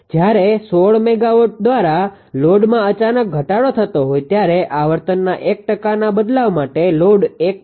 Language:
Gujarati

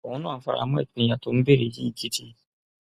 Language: Yoruba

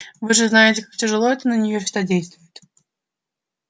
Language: Russian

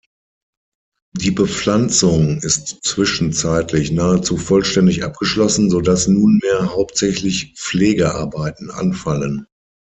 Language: German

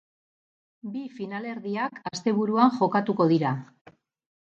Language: Basque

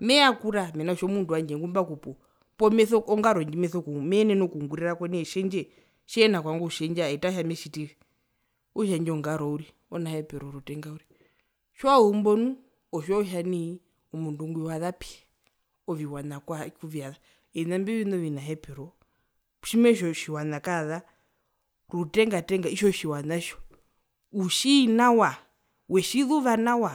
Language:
Herero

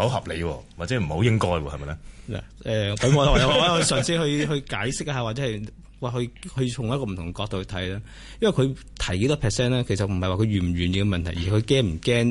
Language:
Chinese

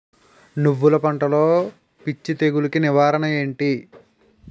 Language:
Telugu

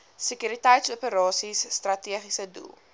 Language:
Afrikaans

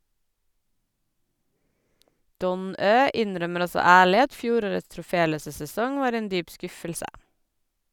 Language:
Norwegian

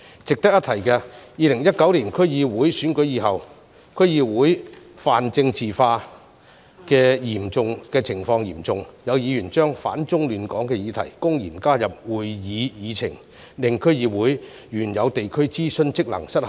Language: Cantonese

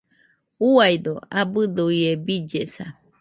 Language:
Nüpode Huitoto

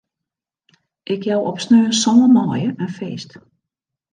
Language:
Western Frisian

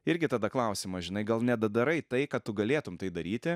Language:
Lithuanian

